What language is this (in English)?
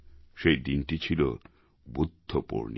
Bangla